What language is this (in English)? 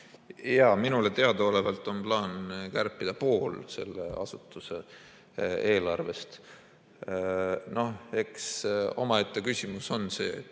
Estonian